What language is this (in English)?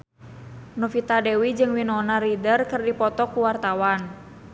Sundanese